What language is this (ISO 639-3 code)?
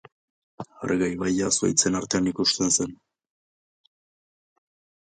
eus